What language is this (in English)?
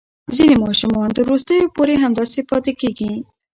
Pashto